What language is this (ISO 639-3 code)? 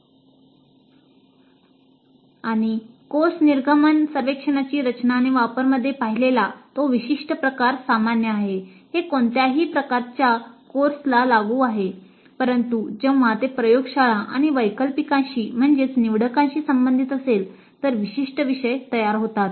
mar